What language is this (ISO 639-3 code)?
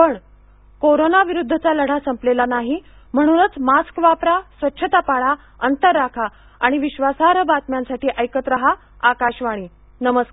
mar